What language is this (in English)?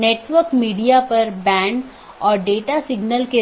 Hindi